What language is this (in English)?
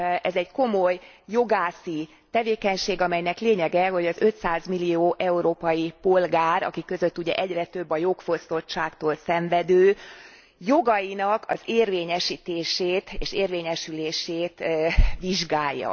Hungarian